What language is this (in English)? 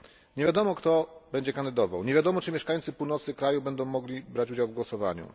Polish